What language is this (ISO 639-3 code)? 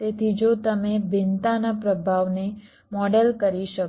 guj